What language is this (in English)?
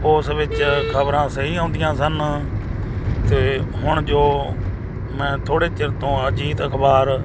Punjabi